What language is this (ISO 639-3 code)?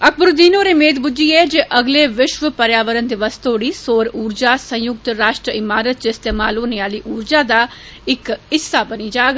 doi